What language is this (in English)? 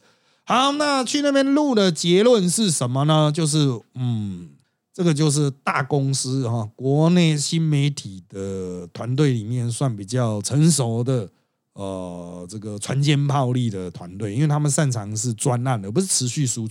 Chinese